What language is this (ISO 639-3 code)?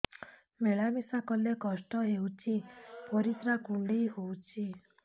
ori